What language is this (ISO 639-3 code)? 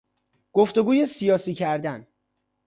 fas